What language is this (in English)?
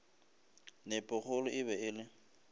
Northern Sotho